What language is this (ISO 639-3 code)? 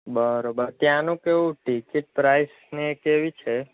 guj